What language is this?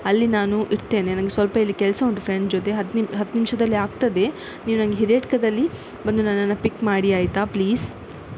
Kannada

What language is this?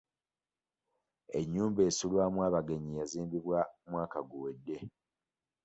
Ganda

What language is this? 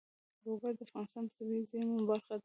Pashto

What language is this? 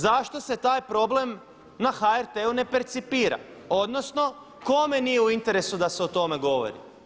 Croatian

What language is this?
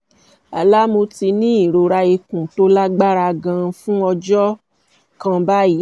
Yoruba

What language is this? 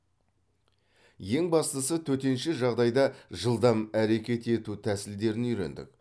Kazakh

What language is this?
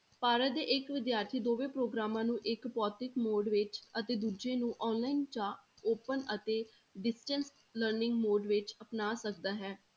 Punjabi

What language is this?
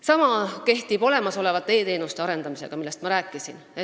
Estonian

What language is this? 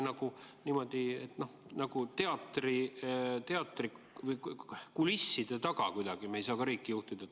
Estonian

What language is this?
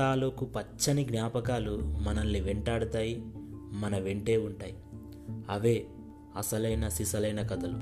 Telugu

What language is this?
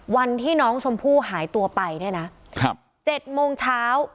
Thai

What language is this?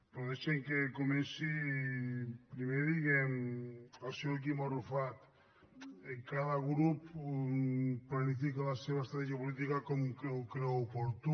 Catalan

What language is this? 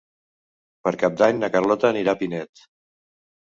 Catalan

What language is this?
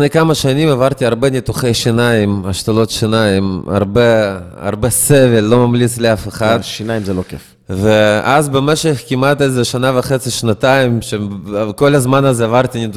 Hebrew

